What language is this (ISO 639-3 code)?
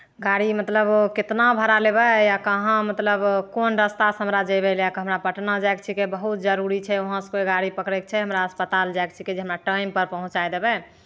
mai